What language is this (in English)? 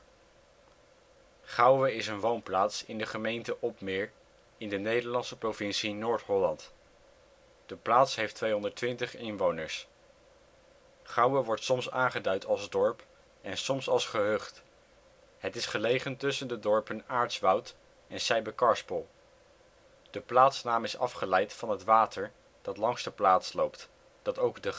Dutch